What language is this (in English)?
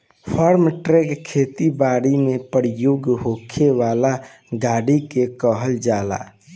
Bhojpuri